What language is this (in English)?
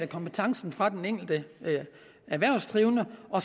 Danish